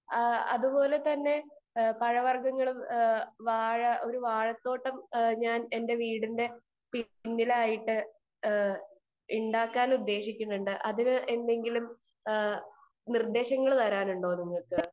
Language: Malayalam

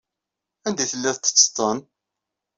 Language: Kabyle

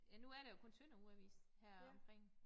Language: Danish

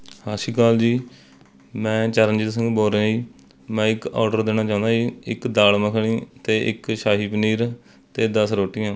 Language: Punjabi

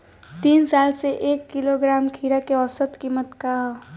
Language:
Bhojpuri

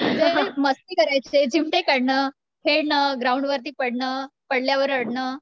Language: Marathi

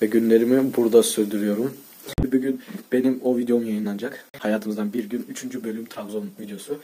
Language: Turkish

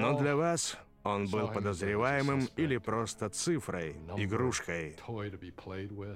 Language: Russian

